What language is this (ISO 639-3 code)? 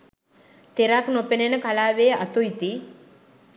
sin